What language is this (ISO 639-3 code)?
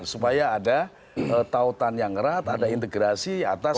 ind